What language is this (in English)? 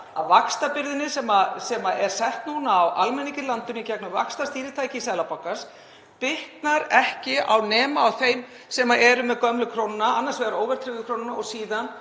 Icelandic